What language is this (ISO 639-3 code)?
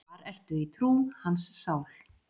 isl